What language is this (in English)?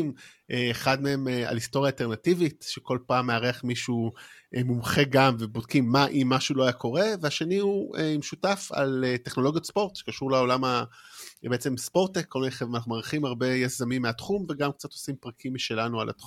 Hebrew